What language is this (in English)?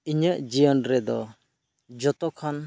Santali